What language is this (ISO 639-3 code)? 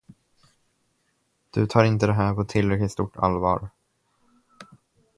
swe